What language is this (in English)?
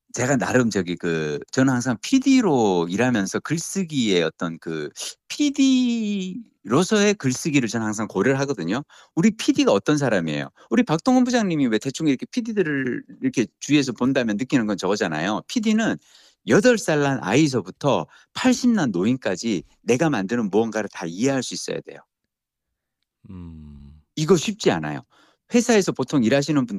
Korean